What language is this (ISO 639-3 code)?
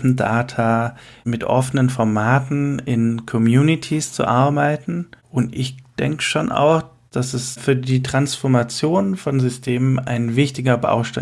deu